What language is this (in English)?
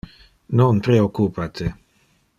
Interlingua